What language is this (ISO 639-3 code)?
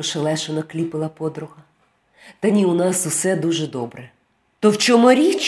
ukr